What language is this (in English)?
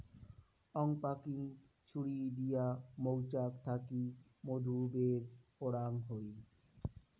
Bangla